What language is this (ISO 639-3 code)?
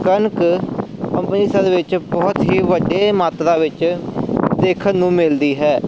pan